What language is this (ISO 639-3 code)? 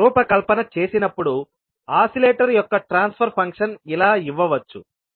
tel